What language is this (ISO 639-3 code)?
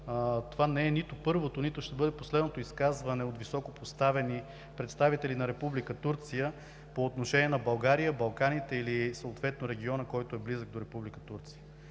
bul